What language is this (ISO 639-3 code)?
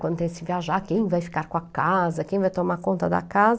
por